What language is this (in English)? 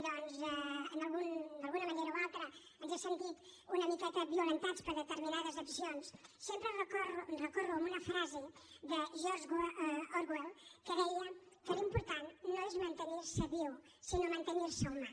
Catalan